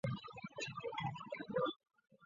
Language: Chinese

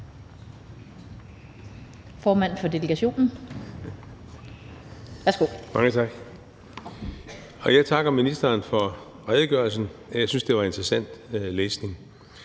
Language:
Danish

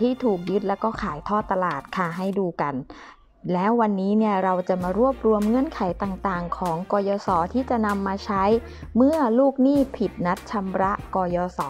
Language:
Thai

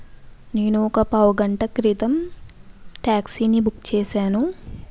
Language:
Telugu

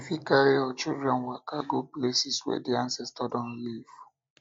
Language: Nigerian Pidgin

